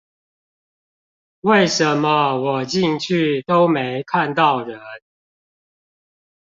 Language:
Chinese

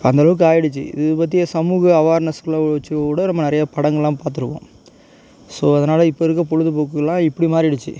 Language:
Tamil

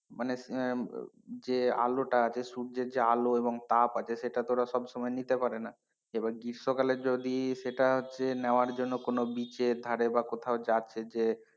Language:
Bangla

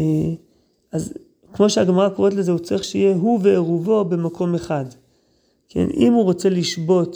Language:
Hebrew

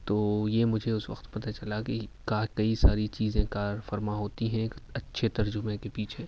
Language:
Urdu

